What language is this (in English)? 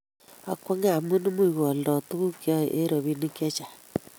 Kalenjin